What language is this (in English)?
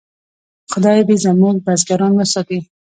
Pashto